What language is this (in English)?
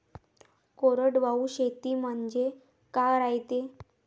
Marathi